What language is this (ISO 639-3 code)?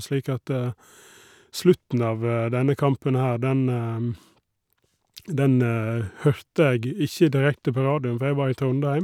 nor